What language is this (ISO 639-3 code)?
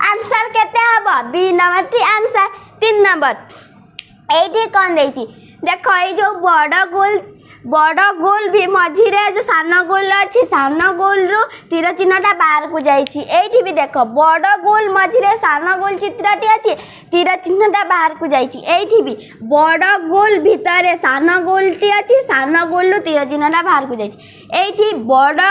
hin